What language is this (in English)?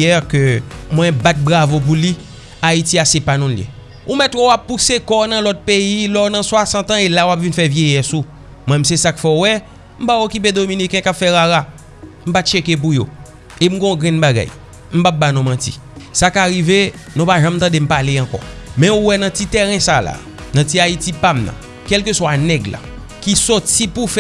French